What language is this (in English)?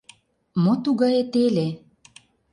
Mari